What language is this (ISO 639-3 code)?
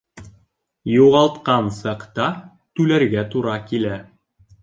bak